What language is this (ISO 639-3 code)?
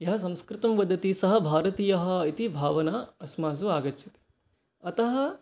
san